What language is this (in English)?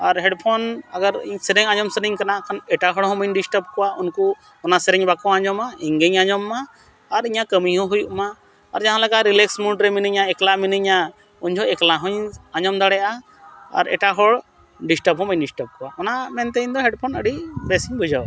Santali